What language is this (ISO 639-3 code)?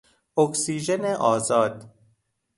fas